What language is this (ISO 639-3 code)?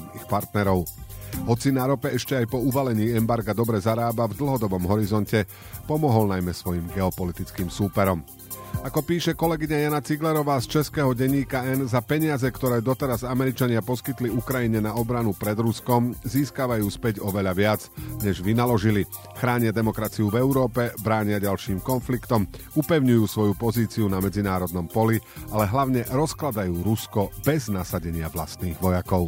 slk